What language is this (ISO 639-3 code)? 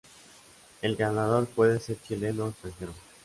spa